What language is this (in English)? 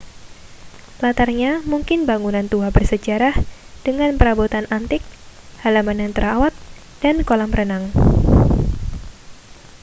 Indonesian